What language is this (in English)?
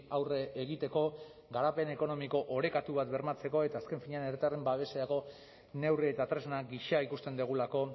Basque